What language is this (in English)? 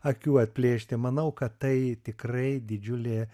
Lithuanian